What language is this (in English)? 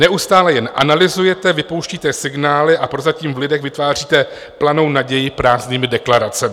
Czech